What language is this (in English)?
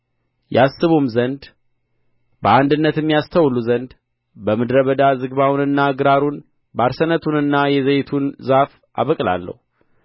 Amharic